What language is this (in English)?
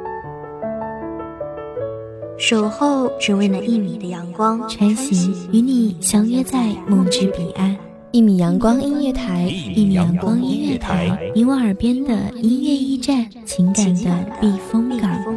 Chinese